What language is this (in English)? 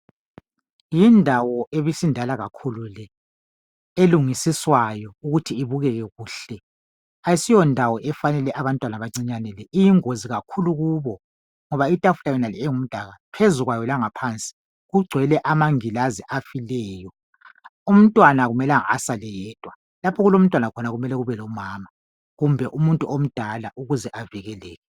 North Ndebele